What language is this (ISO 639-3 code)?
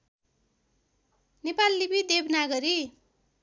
nep